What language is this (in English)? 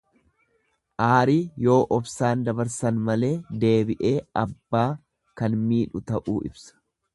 Oromo